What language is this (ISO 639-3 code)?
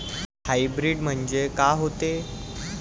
mar